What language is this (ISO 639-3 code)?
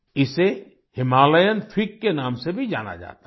hin